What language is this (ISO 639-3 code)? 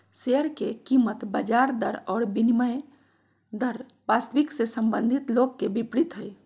mag